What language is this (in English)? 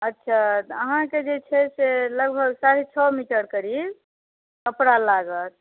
Maithili